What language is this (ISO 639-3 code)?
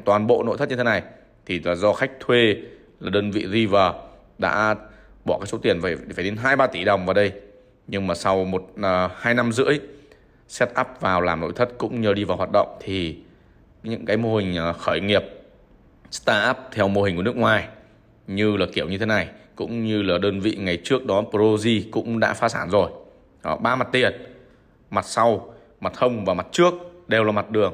vie